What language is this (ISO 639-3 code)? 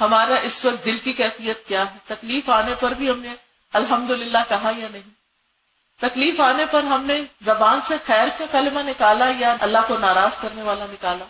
urd